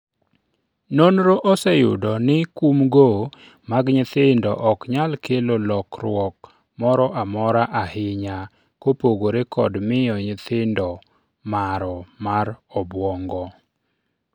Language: Luo (Kenya and Tanzania)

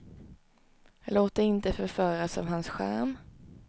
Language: Swedish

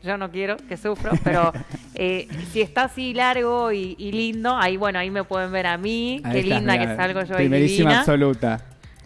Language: Spanish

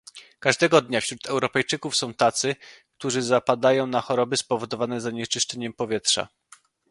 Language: Polish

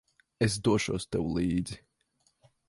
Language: Latvian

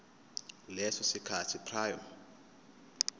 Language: Zulu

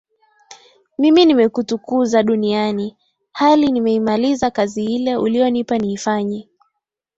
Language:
Swahili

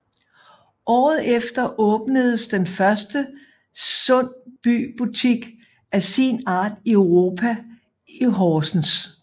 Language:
Danish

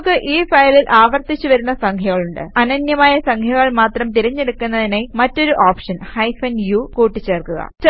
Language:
Malayalam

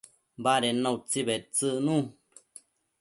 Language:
Matsés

